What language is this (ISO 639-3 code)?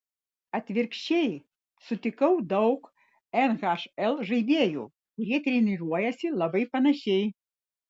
lit